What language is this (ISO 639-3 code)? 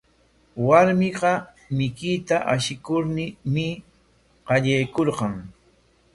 qwa